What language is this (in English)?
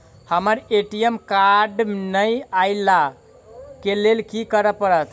Maithili